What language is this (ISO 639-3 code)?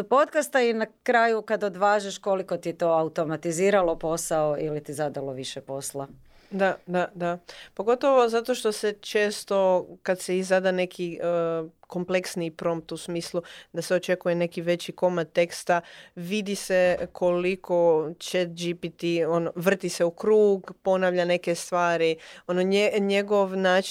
hrv